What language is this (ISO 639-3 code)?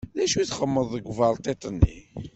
kab